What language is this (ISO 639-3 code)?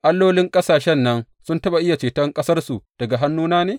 hau